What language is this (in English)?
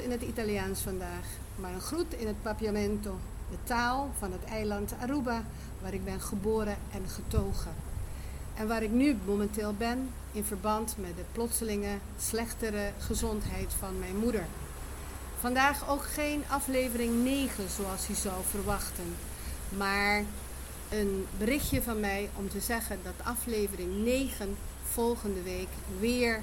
Dutch